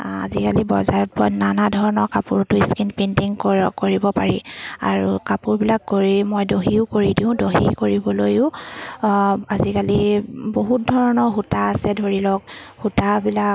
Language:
Assamese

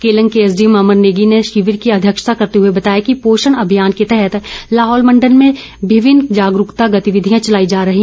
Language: Hindi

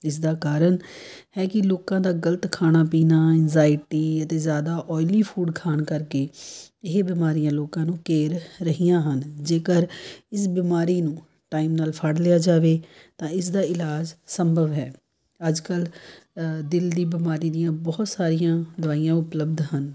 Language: Punjabi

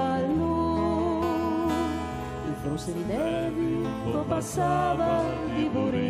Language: Italian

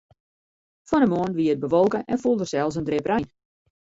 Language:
Western Frisian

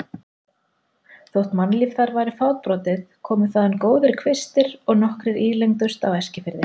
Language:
Icelandic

